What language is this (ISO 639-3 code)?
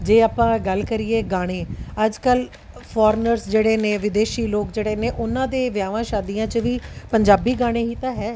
pan